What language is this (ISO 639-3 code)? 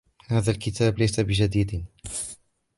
ara